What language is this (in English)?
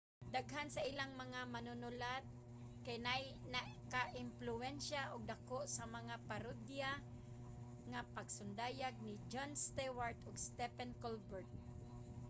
Cebuano